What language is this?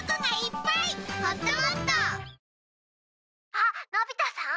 Japanese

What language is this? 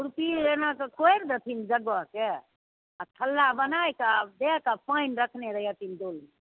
Maithili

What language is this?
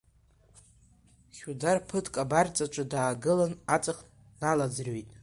Abkhazian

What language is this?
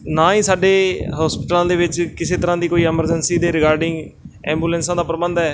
Punjabi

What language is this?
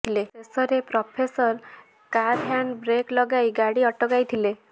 Odia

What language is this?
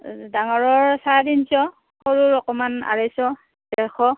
Assamese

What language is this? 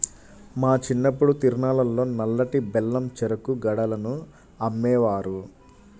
Telugu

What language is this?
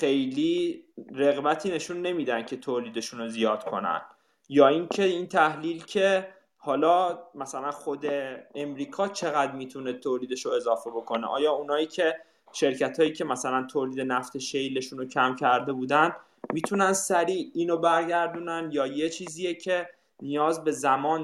Persian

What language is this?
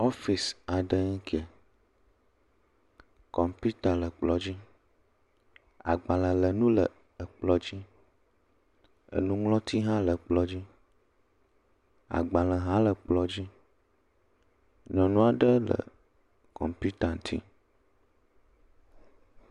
Ewe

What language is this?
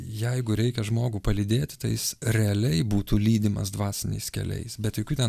Lithuanian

